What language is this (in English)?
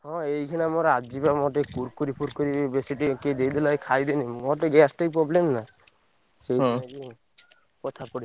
Odia